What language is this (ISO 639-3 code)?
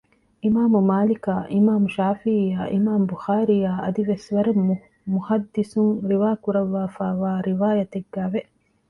div